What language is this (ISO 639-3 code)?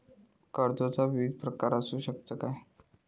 mar